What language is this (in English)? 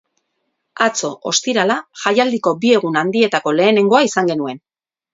Basque